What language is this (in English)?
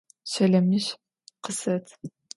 Adyghe